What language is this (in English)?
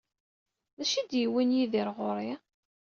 Kabyle